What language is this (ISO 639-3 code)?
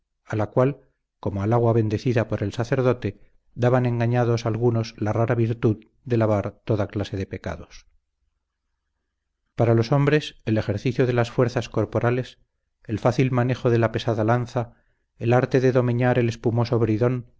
spa